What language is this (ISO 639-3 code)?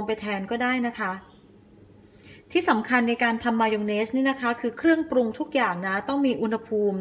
tha